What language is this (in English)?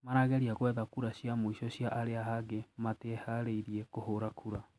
Kikuyu